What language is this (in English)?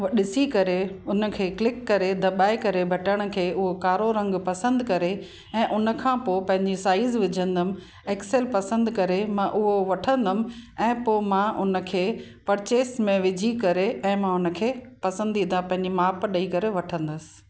Sindhi